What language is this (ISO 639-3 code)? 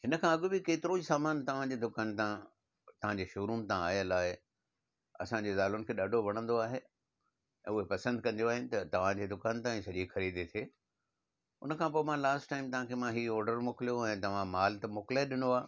snd